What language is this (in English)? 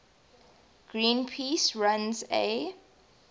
English